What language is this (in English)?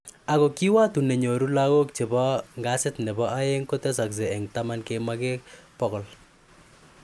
Kalenjin